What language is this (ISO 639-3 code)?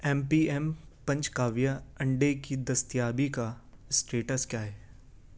urd